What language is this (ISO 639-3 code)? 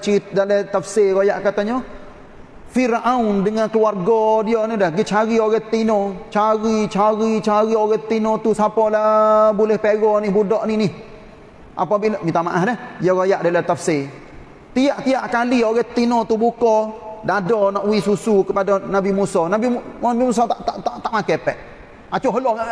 msa